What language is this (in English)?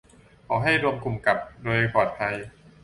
Thai